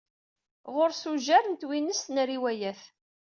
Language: Kabyle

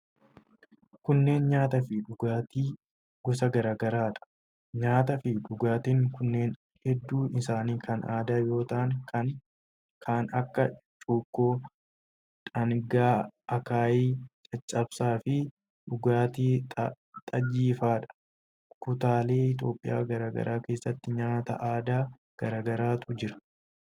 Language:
Oromo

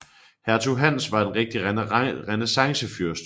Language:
Danish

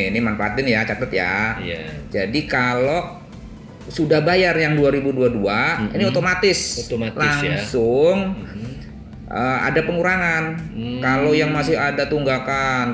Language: Indonesian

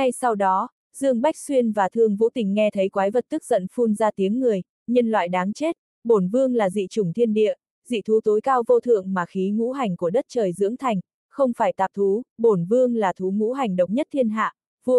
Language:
Vietnamese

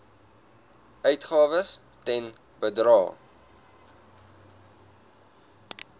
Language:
Afrikaans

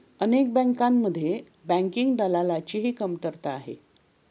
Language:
Marathi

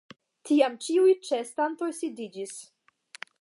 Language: Esperanto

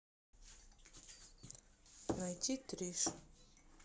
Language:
Russian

